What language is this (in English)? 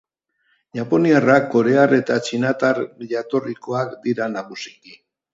Basque